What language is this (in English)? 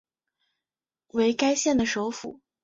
Chinese